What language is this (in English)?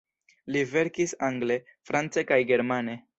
Esperanto